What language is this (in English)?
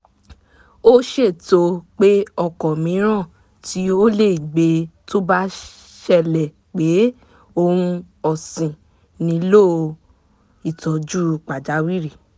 Yoruba